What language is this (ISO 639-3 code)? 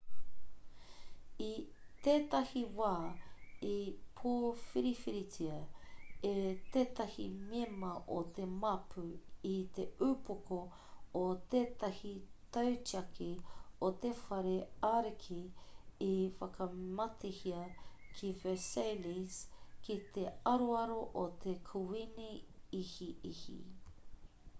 mri